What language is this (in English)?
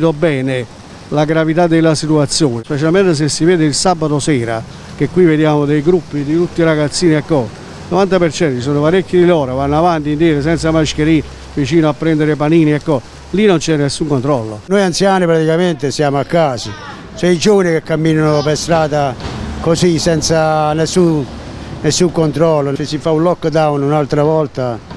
Italian